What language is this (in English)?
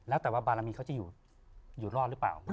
Thai